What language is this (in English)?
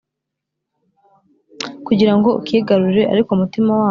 Kinyarwanda